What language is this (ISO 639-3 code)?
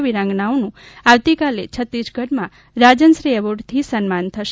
guj